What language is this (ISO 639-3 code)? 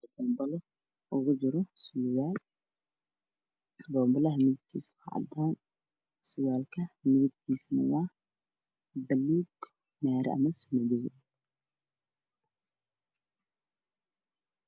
som